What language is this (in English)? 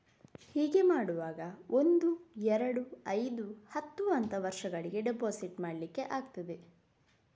Kannada